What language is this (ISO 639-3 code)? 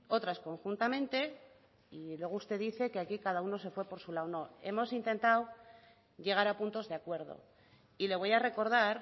spa